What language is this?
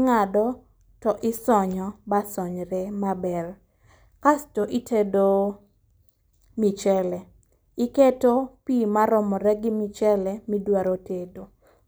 Luo (Kenya and Tanzania)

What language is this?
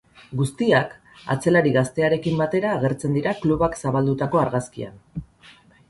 Basque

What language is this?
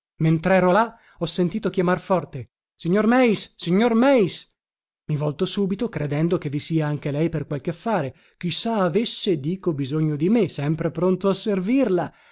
Italian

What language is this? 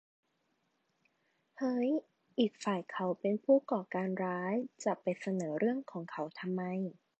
Thai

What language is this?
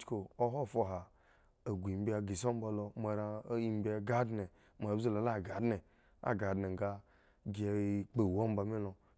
Eggon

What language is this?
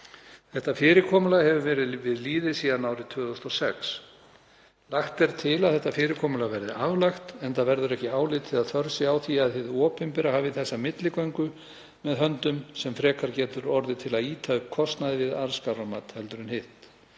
Icelandic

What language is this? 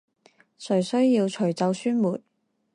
Chinese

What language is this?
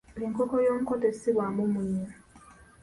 Ganda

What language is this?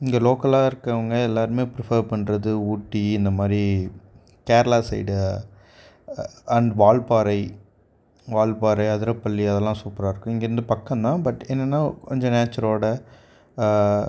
Tamil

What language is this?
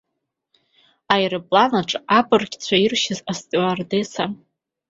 Abkhazian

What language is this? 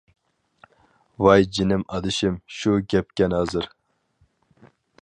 Uyghur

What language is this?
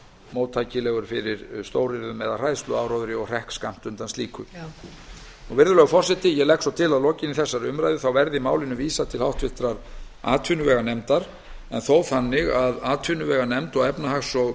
Icelandic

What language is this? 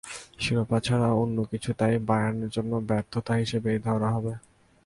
Bangla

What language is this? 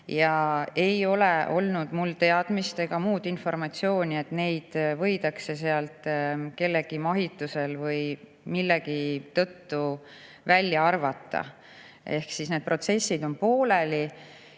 Estonian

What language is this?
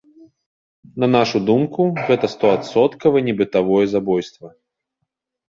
Belarusian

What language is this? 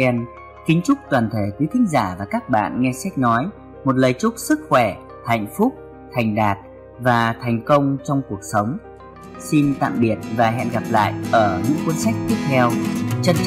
Vietnamese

